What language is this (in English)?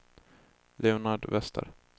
Swedish